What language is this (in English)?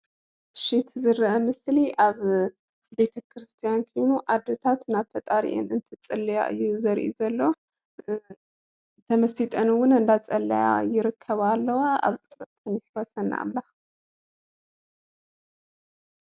Tigrinya